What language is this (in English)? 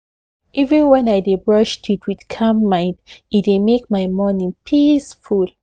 Nigerian Pidgin